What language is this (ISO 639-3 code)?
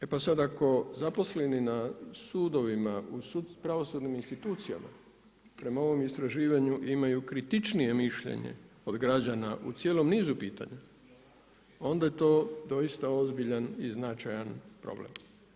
hrv